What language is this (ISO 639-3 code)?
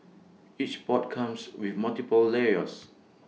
eng